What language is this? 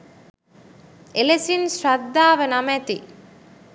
Sinhala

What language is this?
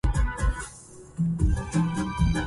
Arabic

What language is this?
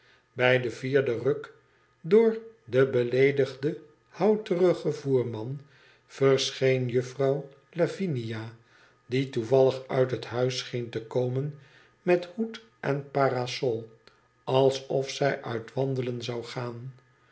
Dutch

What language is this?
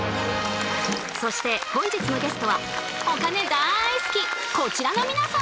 Japanese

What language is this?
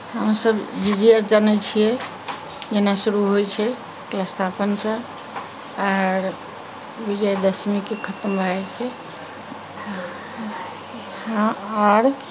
Maithili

